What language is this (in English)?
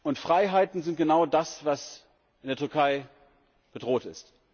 German